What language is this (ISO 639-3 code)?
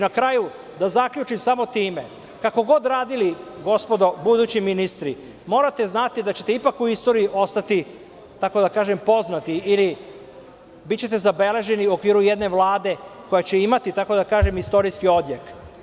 srp